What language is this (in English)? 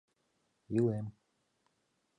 Mari